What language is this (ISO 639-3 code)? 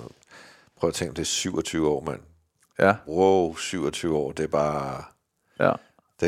dan